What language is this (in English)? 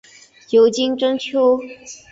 Chinese